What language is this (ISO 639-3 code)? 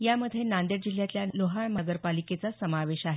mar